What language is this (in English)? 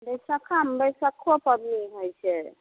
Maithili